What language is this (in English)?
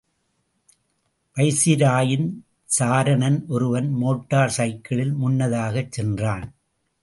Tamil